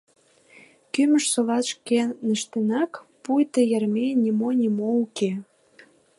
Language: Mari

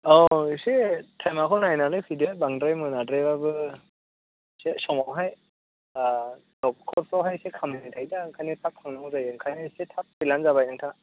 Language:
Bodo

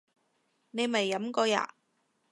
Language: Cantonese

